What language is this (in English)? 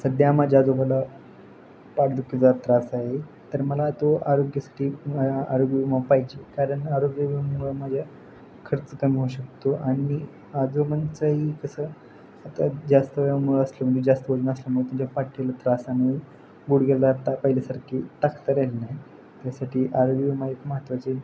Marathi